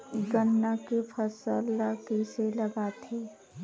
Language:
Chhattisgarhi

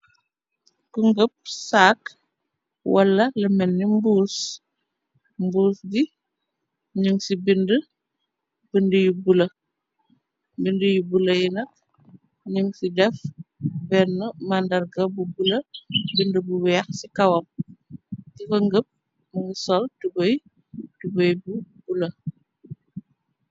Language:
Wolof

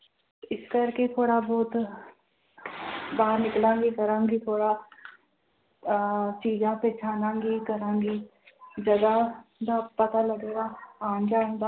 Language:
Punjabi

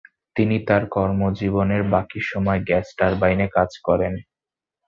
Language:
Bangla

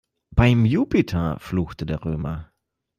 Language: German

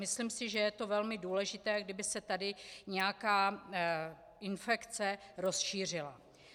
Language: Czech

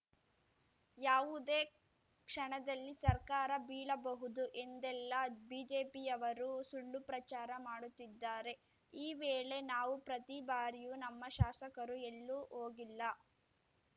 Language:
Kannada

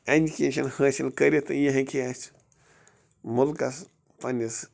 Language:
Kashmiri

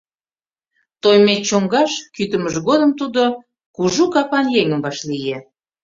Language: Mari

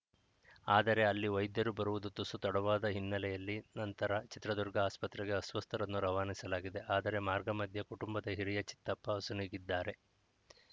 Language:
Kannada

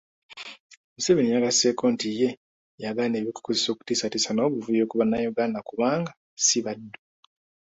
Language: Ganda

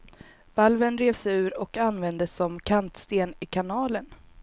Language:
Swedish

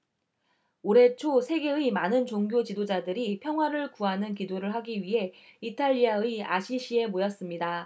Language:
Korean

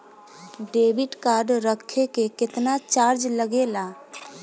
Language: Bhojpuri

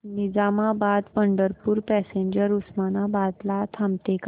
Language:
Marathi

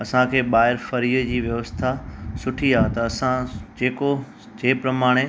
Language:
Sindhi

